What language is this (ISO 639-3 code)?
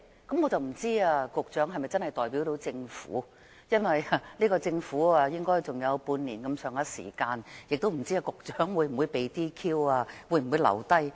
yue